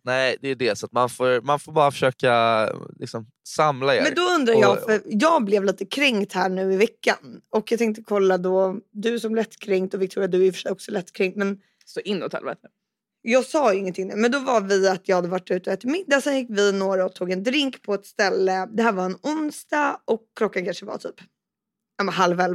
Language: Swedish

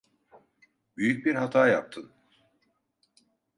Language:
Turkish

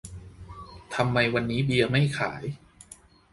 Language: Thai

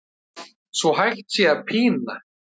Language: Icelandic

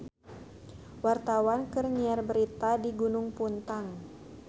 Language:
Sundanese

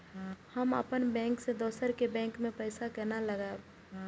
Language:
Maithili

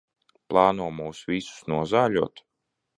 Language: Latvian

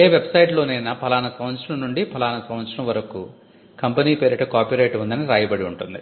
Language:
Telugu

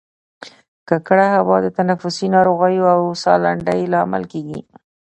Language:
Pashto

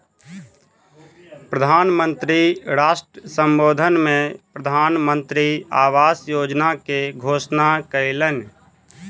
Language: Maithili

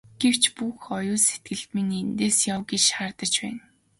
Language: Mongolian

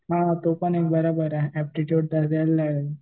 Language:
Marathi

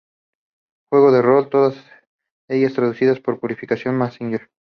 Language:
Spanish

